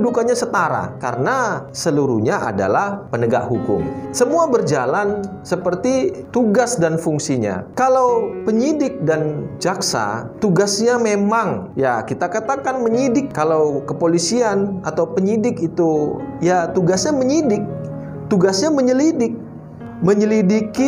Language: Indonesian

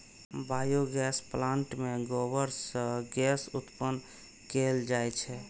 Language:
Maithili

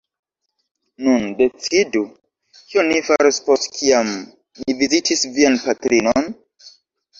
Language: Esperanto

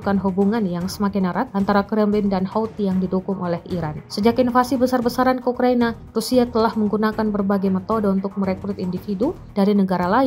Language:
Indonesian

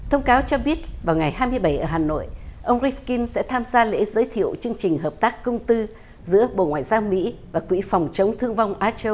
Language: Vietnamese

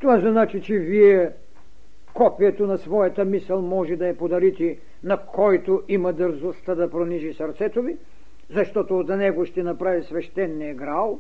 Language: Bulgarian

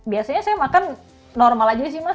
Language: Indonesian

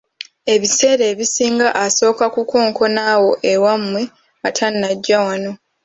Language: Ganda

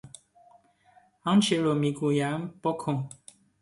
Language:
Persian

